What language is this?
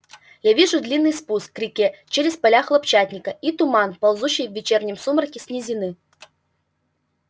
Russian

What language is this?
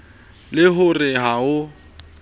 Southern Sotho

